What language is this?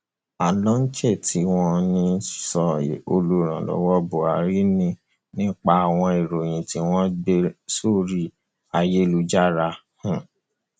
Yoruba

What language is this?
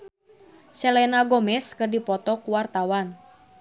Sundanese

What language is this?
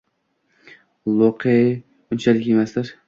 Uzbek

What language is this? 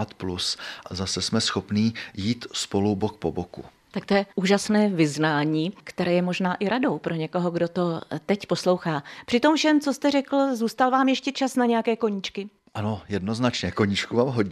Czech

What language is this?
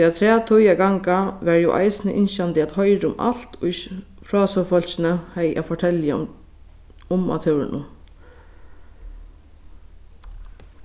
Faroese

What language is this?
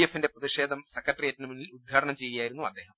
Malayalam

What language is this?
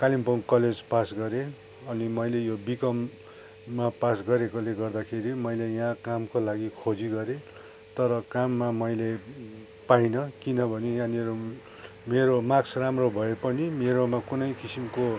Nepali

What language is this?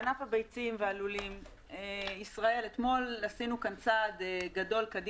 Hebrew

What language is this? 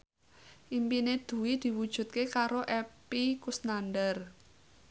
Javanese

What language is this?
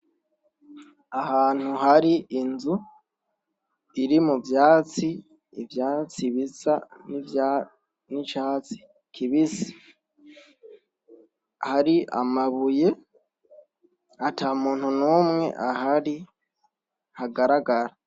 Rundi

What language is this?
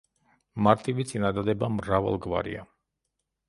Georgian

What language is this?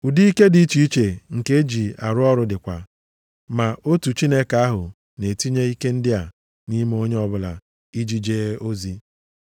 Igbo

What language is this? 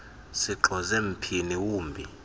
Xhosa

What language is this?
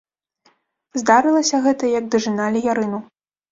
Belarusian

